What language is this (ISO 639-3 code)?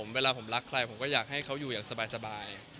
tha